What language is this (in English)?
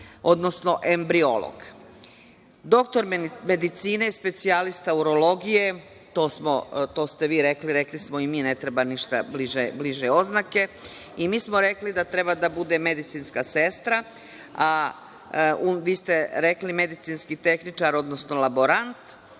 Serbian